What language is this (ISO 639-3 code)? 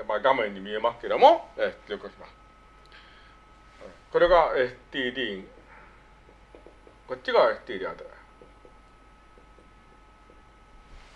jpn